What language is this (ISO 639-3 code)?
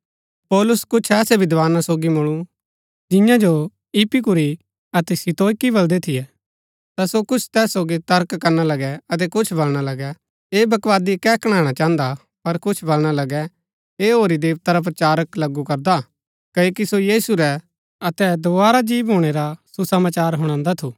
gbk